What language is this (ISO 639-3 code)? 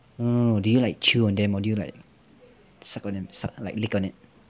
eng